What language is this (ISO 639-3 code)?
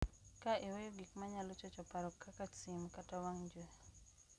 luo